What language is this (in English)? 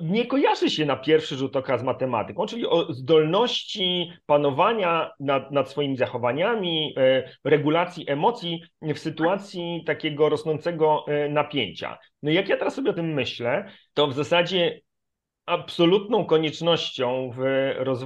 Polish